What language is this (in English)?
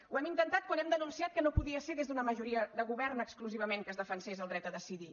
Catalan